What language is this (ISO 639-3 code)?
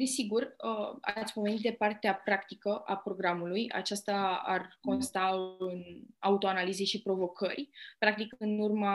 ron